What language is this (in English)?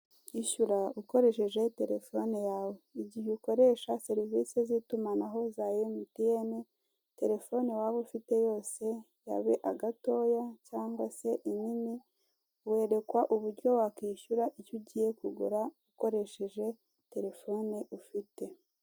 Kinyarwanda